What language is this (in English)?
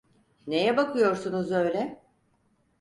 Turkish